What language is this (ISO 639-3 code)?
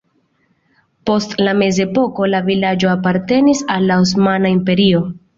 epo